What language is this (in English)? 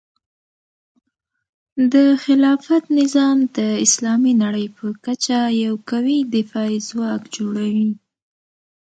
Pashto